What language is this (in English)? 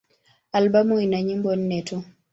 Swahili